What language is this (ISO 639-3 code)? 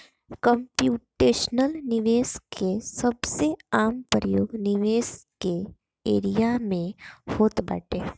bho